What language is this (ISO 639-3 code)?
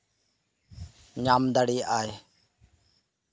sat